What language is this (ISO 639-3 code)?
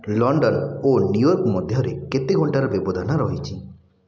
ori